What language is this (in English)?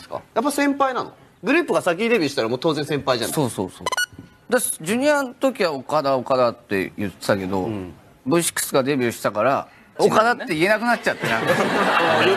Japanese